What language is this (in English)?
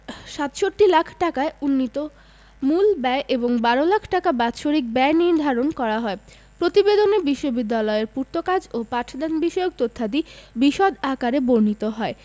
Bangla